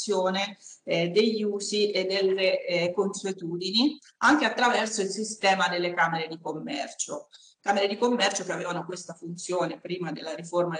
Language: Italian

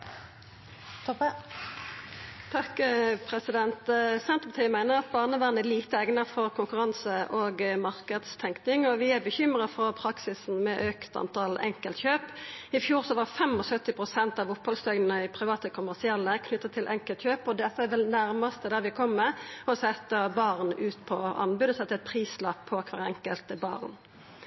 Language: Norwegian Nynorsk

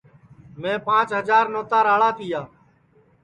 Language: Sansi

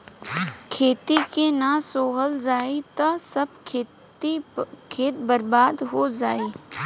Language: Bhojpuri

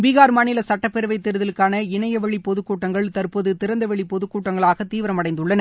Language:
Tamil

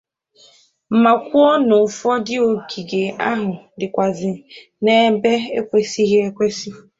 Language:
Igbo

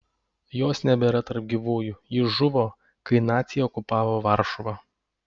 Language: Lithuanian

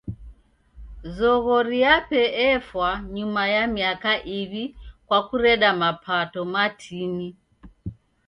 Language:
Taita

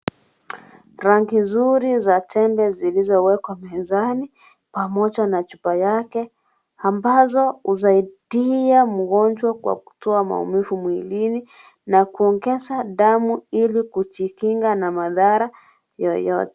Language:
Swahili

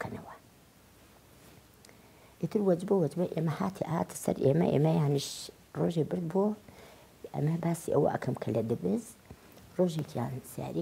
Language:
Arabic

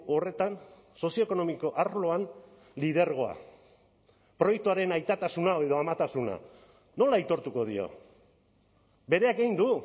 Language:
Basque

